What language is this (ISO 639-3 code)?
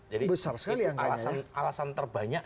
ind